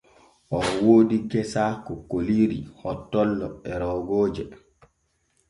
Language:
Borgu Fulfulde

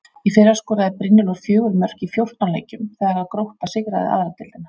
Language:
Icelandic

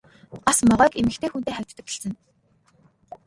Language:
Mongolian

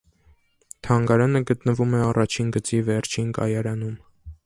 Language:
Armenian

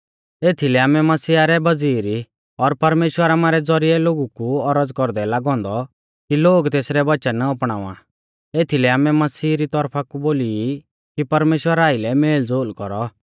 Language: Mahasu Pahari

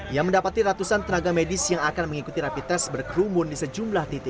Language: Indonesian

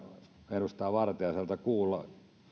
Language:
Finnish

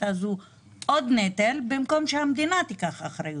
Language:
Hebrew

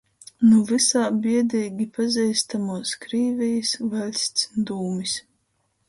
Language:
Latgalian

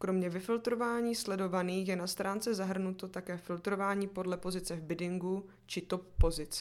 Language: Czech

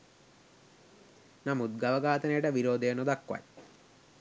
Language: Sinhala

